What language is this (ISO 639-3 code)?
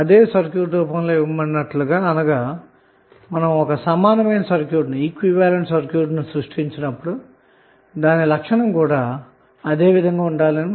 tel